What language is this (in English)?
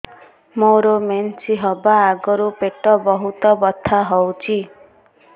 Odia